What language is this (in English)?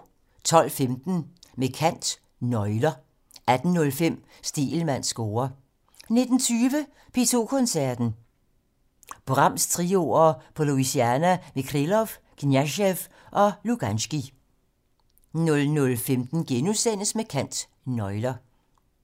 Danish